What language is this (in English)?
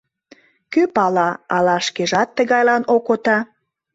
Mari